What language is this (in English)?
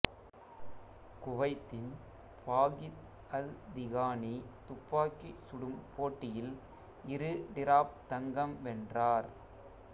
Tamil